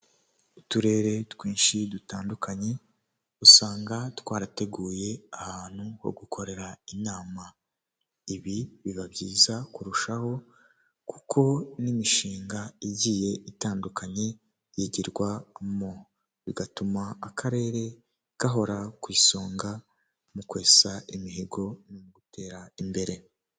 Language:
Kinyarwanda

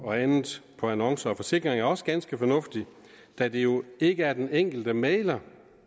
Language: Danish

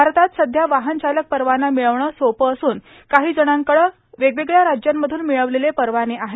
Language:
Marathi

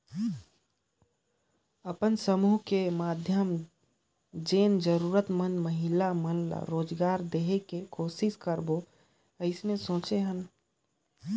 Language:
Chhattisgarhi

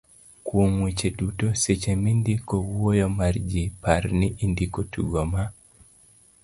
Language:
Luo (Kenya and Tanzania)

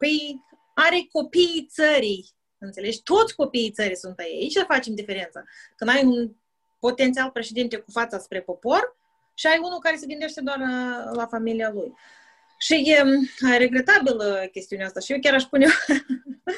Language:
Romanian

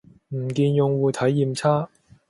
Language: Cantonese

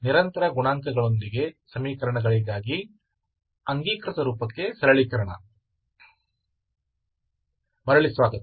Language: Kannada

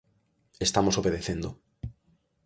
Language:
Galician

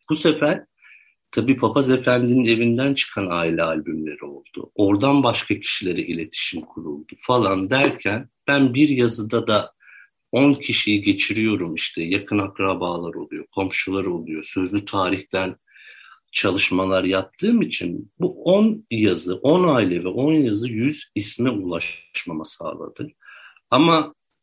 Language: Turkish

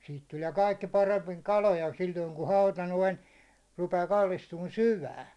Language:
Finnish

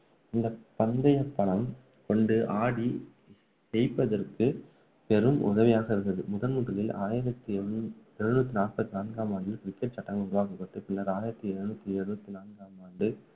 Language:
Tamil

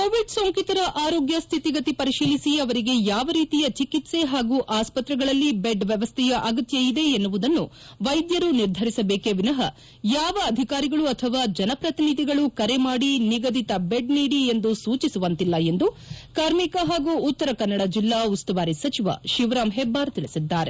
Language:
Kannada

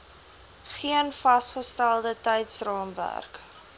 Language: Afrikaans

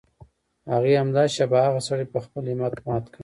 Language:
Pashto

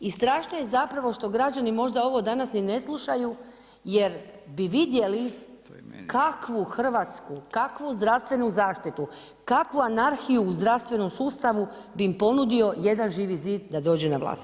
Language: Croatian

